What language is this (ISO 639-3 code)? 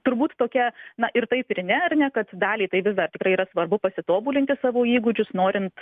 lit